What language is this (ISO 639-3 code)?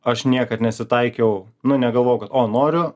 lit